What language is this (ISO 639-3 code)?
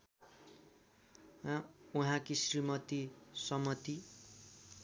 nep